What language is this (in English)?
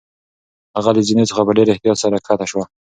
Pashto